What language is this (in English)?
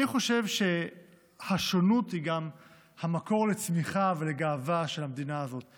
Hebrew